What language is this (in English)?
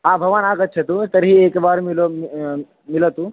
Sanskrit